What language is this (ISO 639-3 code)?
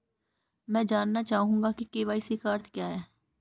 hin